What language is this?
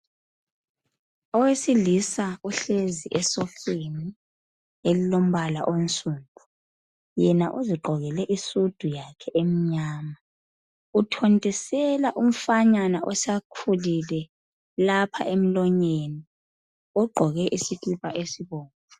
North Ndebele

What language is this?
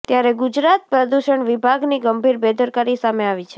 Gujarati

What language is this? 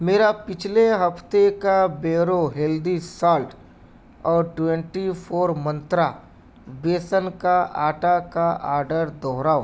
Urdu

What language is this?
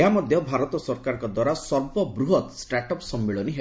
Odia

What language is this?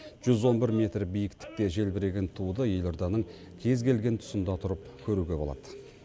Kazakh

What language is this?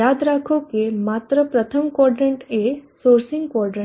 Gujarati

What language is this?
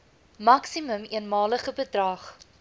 Afrikaans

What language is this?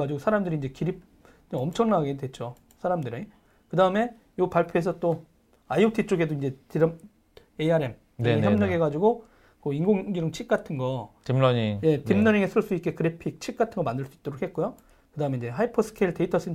Korean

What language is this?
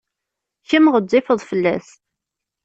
Kabyle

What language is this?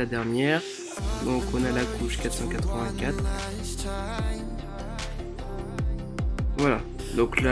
French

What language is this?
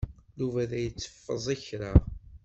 Kabyle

